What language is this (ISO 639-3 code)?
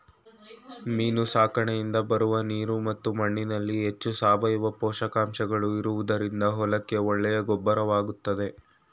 kan